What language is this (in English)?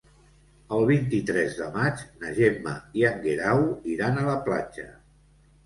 Catalan